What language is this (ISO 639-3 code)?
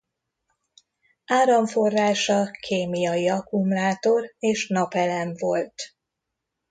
hun